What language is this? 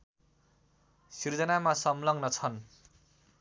Nepali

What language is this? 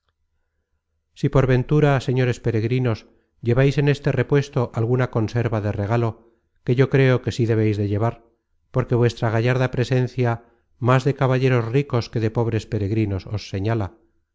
Spanish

